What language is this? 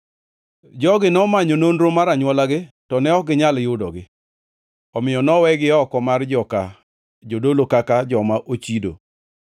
Luo (Kenya and Tanzania)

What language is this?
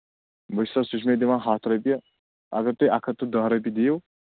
Kashmiri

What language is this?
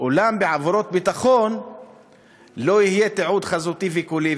Hebrew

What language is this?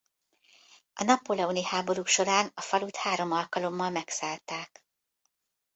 Hungarian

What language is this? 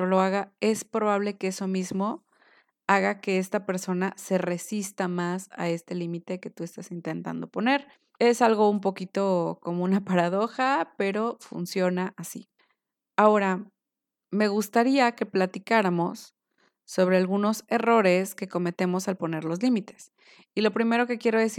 Spanish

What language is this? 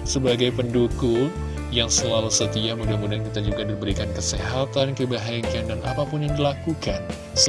Indonesian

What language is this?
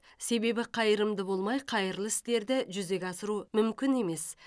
Kazakh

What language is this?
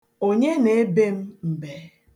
Igbo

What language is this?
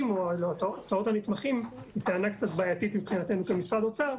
Hebrew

